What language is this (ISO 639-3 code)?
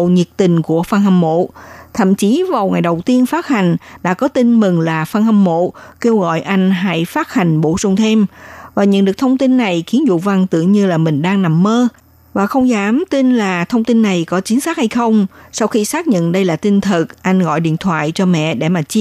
vie